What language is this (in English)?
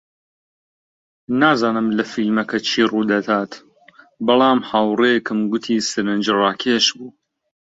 Central Kurdish